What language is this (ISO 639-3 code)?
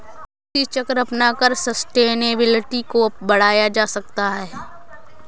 hin